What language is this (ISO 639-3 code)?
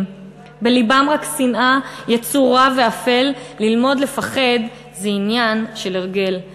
heb